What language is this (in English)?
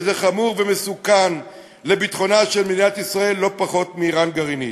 Hebrew